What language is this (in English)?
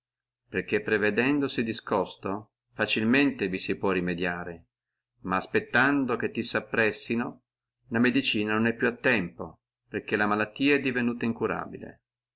Italian